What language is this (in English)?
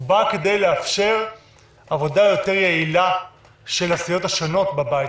Hebrew